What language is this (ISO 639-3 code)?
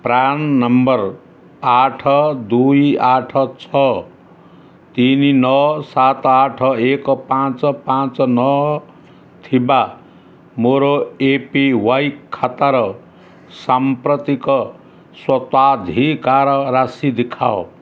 ori